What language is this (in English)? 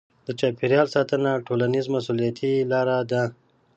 Pashto